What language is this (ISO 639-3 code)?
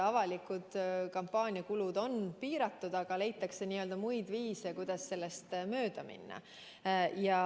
est